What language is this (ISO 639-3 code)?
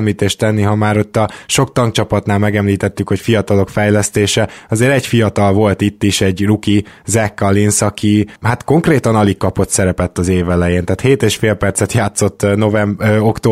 hun